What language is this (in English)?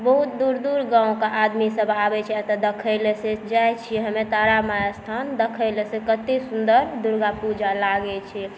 Maithili